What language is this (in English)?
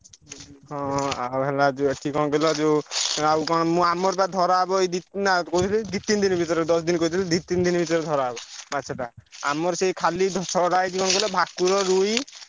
Odia